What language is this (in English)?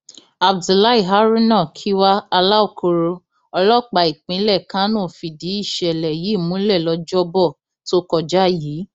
Yoruba